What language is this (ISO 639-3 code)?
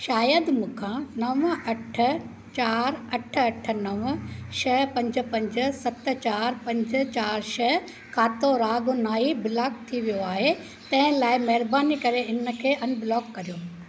snd